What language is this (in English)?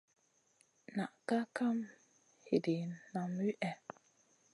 Masana